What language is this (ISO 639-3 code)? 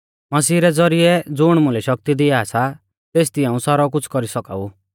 bfz